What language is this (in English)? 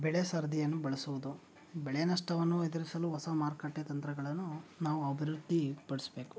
Kannada